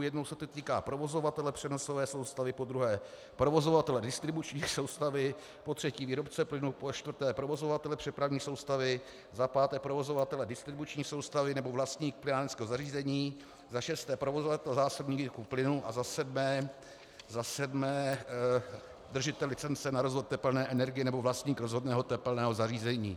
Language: Czech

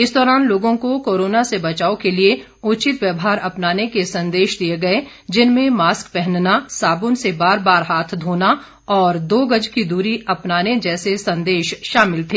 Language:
Hindi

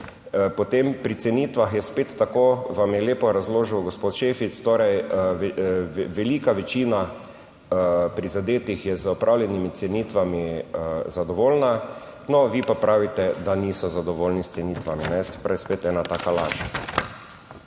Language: Slovenian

